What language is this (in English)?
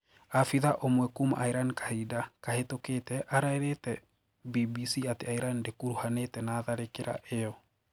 Kikuyu